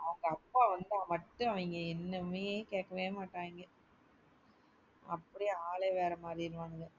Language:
Tamil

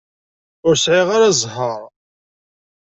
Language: Kabyle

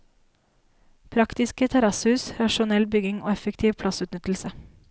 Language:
Norwegian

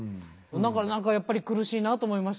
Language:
Japanese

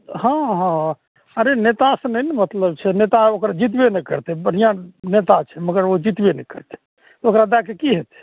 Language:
Maithili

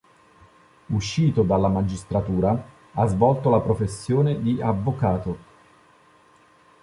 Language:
Italian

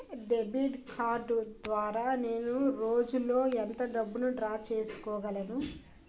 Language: Telugu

